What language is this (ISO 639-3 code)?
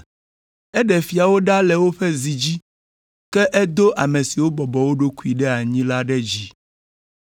ewe